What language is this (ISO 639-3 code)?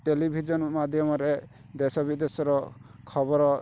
ori